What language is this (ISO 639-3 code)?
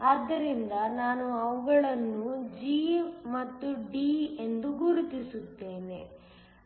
kan